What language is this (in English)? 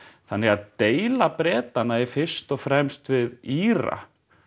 Icelandic